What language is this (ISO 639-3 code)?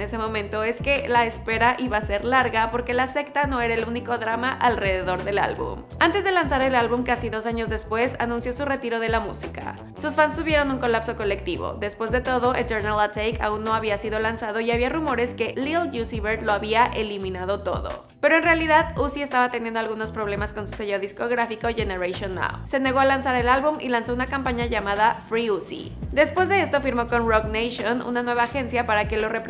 spa